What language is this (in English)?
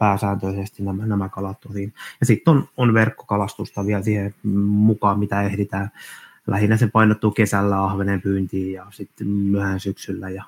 Finnish